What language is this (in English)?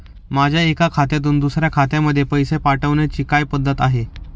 Marathi